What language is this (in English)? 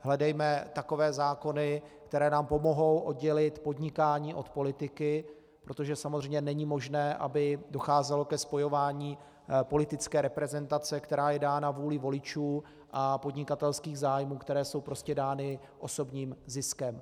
Czech